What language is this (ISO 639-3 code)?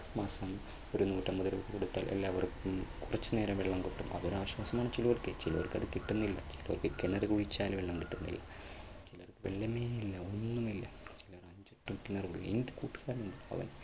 mal